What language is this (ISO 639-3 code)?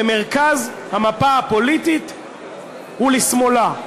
heb